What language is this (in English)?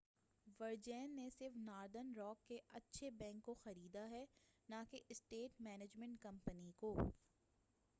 Urdu